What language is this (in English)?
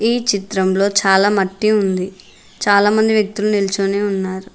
Telugu